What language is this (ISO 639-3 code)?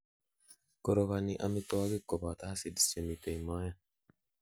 kln